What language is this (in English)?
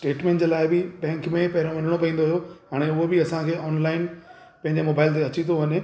Sindhi